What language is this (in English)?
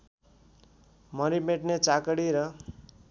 Nepali